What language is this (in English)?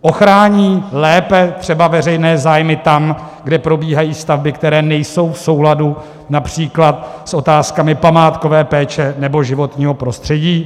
Czech